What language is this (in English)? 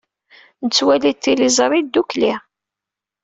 Kabyle